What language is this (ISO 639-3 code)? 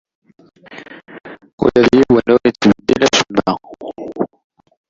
kab